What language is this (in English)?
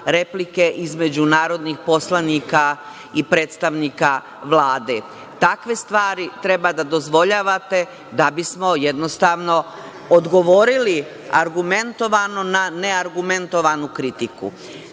Serbian